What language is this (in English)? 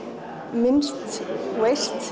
Icelandic